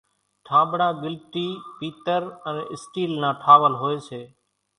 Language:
Kachi Koli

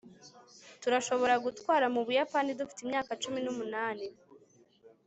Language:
Kinyarwanda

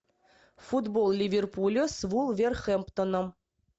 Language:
Russian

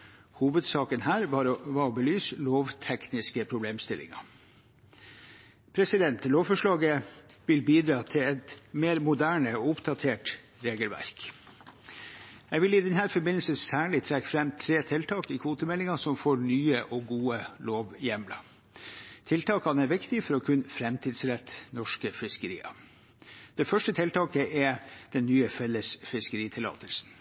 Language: Norwegian Bokmål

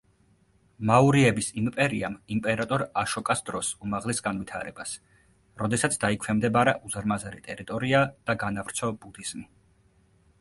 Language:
Georgian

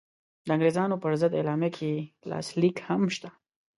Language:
Pashto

